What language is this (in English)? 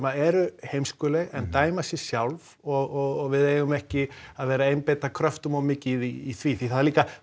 Icelandic